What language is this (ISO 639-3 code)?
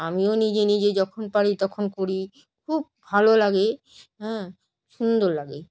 ben